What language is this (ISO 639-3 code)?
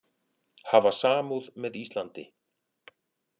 isl